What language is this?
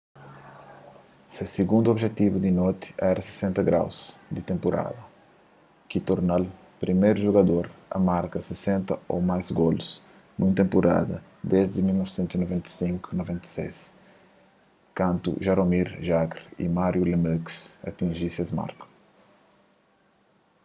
Kabuverdianu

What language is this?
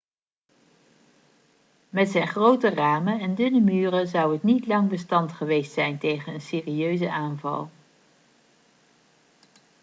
Dutch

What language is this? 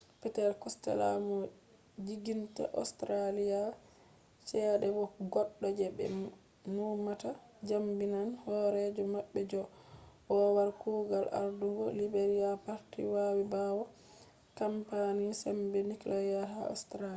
Fula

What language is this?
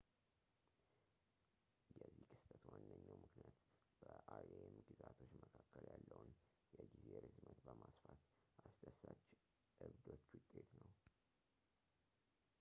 Amharic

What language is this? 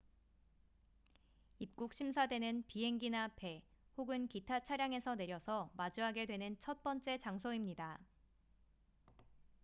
Korean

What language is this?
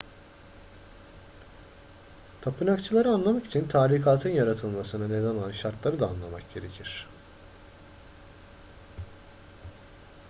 Turkish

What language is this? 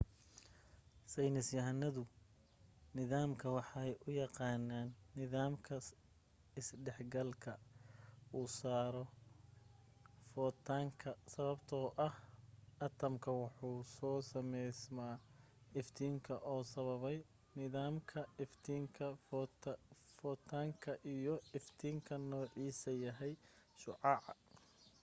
Somali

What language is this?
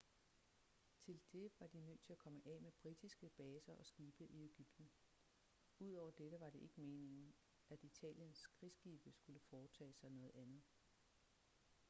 Danish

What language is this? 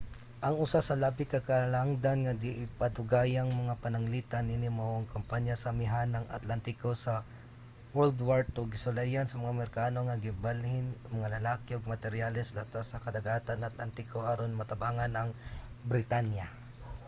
Cebuano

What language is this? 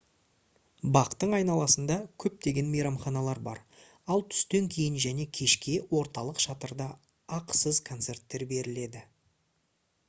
Kazakh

